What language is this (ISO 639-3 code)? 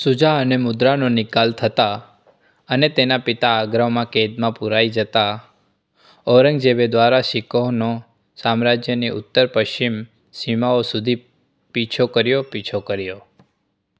guj